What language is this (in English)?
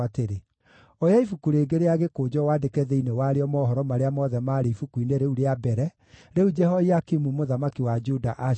Kikuyu